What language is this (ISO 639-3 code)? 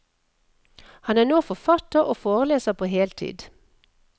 nor